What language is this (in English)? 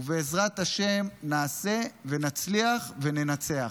Hebrew